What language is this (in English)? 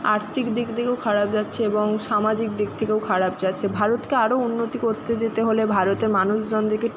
Bangla